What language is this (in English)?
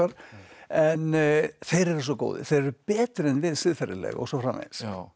Icelandic